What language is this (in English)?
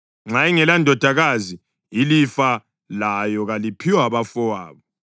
North Ndebele